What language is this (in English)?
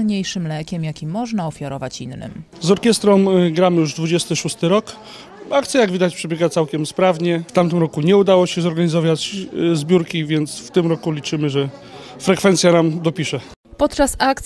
Polish